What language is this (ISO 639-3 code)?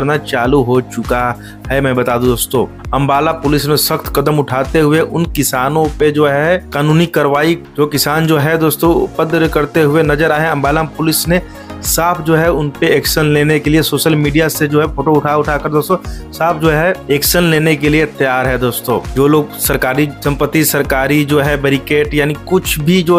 hin